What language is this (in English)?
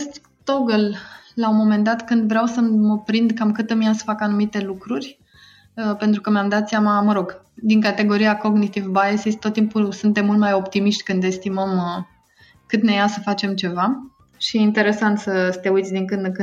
Romanian